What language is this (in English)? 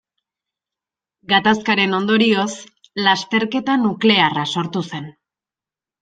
Basque